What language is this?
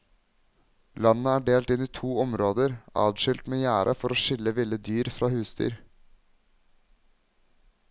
Norwegian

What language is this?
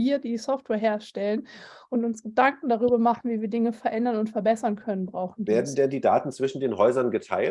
German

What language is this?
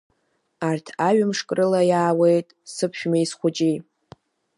Abkhazian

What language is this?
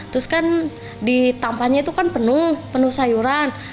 Indonesian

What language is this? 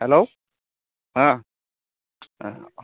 Santali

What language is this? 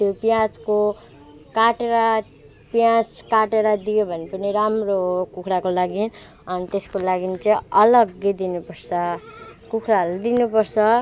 Nepali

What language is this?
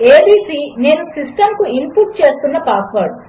Telugu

